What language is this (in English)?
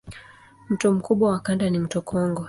Swahili